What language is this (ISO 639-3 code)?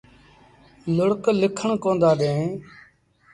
sbn